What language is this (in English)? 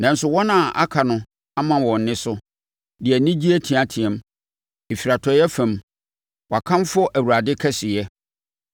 Akan